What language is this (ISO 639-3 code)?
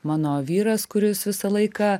lit